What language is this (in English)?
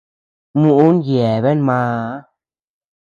Tepeuxila Cuicatec